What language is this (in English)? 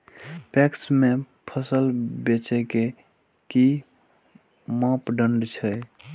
Maithili